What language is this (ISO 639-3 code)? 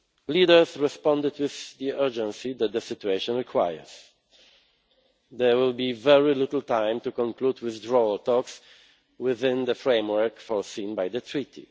eng